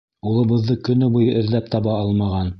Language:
Bashkir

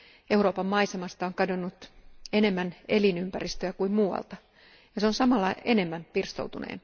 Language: Finnish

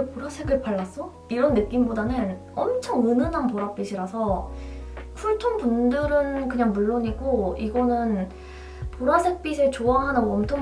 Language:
Korean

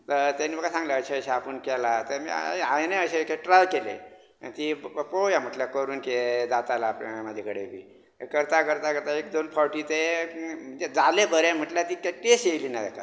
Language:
Konkani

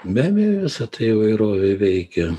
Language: Lithuanian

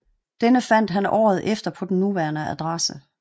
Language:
Danish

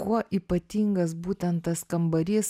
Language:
Lithuanian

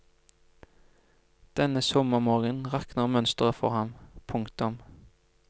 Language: Norwegian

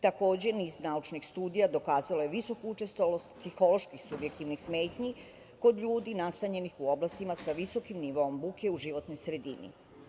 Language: Serbian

